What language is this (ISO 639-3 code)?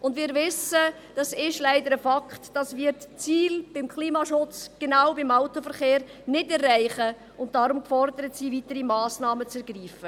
gsw